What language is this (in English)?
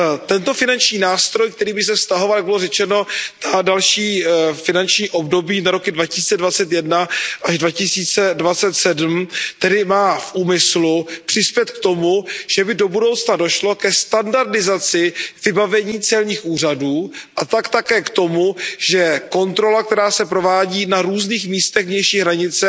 Czech